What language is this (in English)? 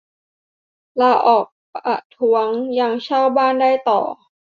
Thai